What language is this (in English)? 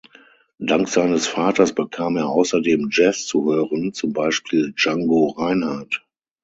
German